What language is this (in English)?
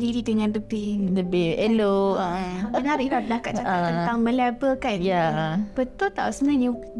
Malay